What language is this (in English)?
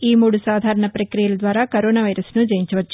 Telugu